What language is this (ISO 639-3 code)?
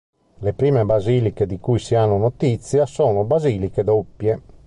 ita